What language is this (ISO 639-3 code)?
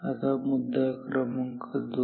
mar